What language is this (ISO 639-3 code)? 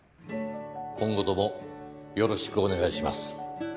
jpn